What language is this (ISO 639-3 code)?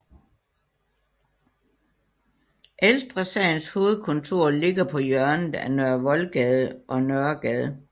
dan